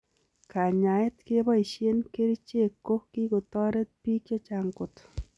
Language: Kalenjin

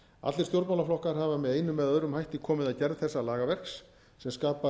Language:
Icelandic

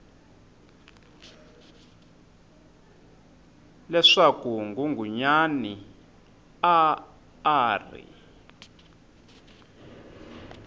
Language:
Tsonga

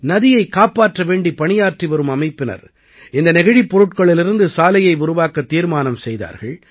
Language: Tamil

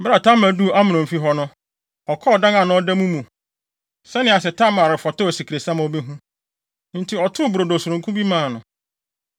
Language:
Akan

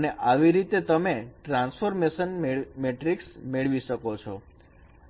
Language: Gujarati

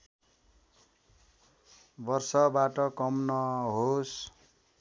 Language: Nepali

